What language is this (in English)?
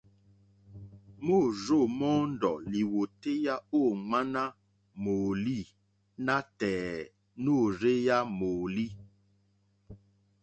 Mokpwe